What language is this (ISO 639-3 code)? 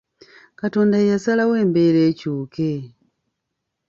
lug